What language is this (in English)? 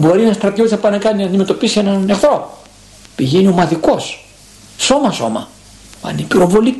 Greek